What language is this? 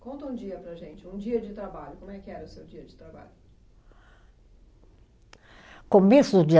Portuguese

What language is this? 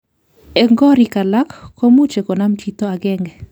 Kalenjin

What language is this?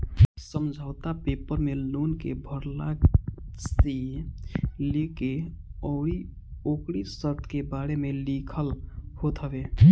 Bhojpuri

